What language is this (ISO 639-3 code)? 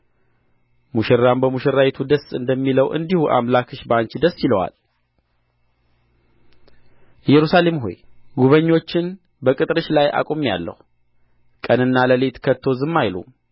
amh